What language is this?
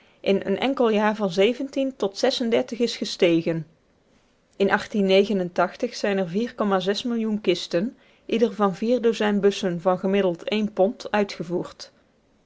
Dutch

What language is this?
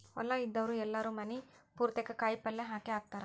Kannada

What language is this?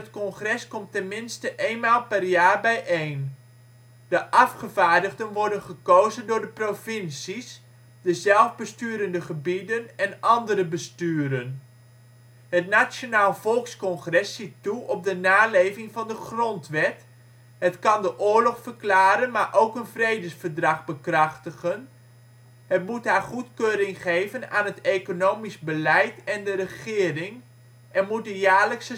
Dutch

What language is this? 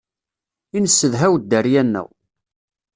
Kabyle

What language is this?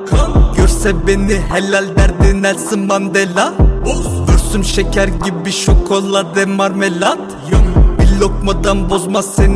Turkish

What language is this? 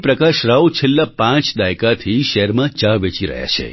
Gujarati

